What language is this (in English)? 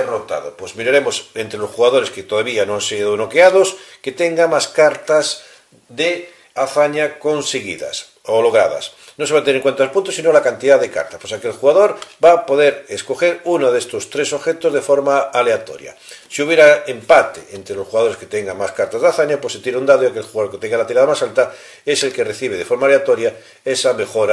Spanish